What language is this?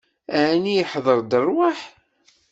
Kabyle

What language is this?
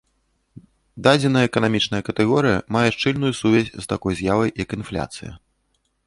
Belarusian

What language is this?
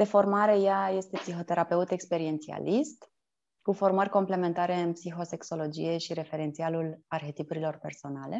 Romanian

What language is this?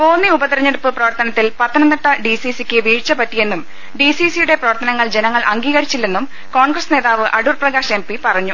Malayalam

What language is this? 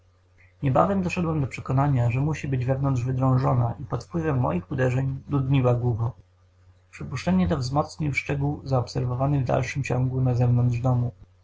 Polish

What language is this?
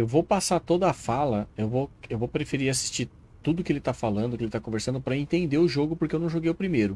Portuguese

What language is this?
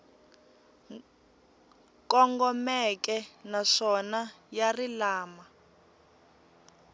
Tsonga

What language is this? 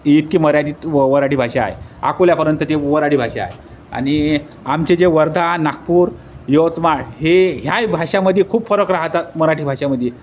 Marathi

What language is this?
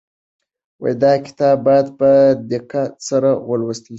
Pashto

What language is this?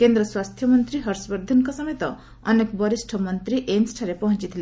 Odia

